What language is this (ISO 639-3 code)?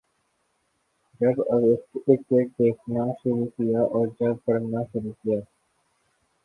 urd